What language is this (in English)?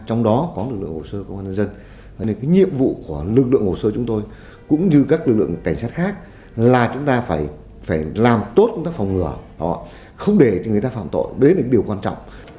Vietnamese